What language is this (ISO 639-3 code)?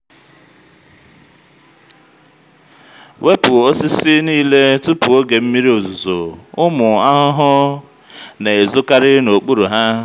ibo